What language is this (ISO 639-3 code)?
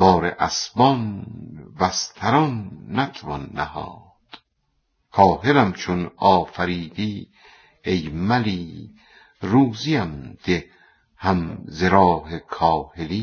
fas